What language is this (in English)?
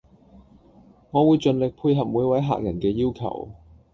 Cantonese